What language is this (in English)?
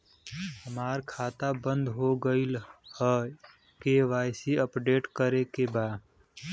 Bhojpuri